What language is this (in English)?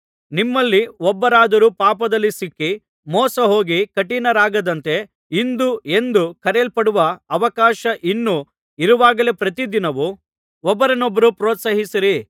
Kannada